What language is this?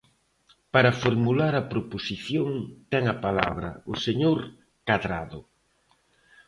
Galician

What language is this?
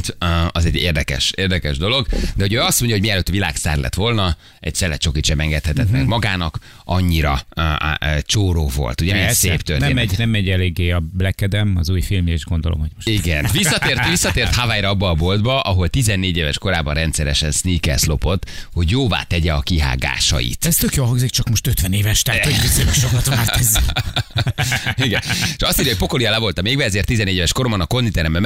Hungarian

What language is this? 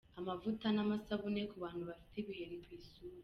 Kinyarwanda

